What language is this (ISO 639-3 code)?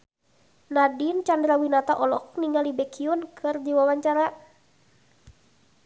sun